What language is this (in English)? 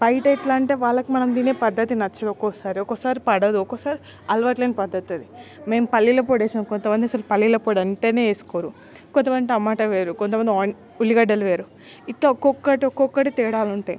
Telugu